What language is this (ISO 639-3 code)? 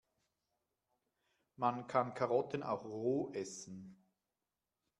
deu